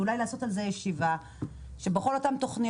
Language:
Hebrew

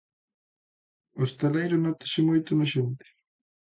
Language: Galician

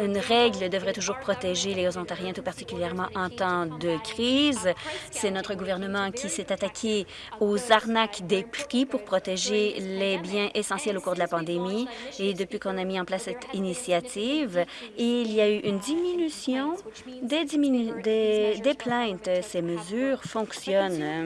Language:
French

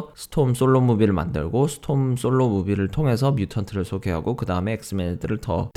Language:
Korean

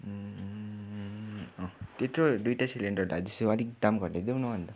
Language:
Nepali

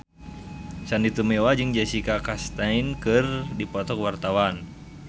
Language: Sundanese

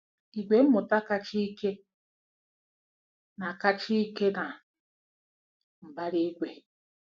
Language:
Igbo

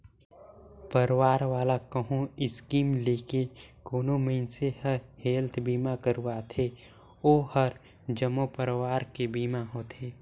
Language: Chhattisgarhi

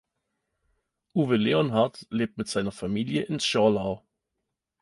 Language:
German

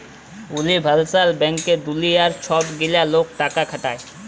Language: Bangla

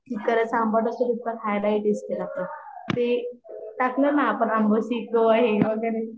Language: Marathi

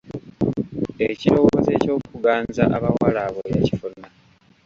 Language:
Ganda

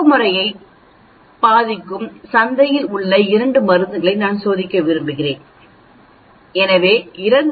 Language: Tamil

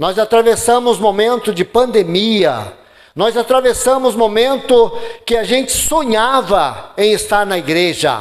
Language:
Portuguese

